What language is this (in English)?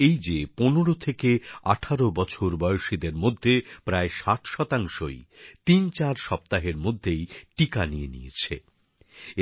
Bangla